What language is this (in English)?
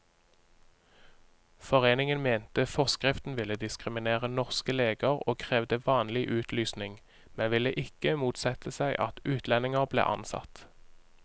Norwegian